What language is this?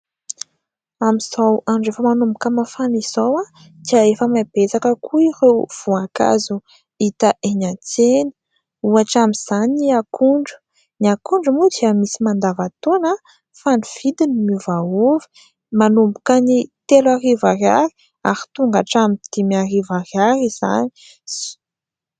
Malagasy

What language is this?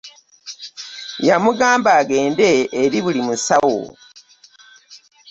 Ganda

